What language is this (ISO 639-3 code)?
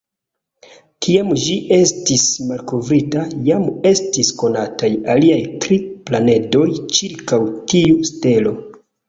epo